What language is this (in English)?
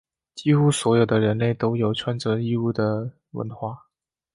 Chinese